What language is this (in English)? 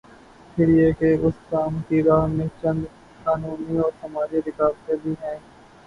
Urdu